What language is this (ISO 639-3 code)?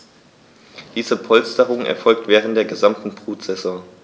deu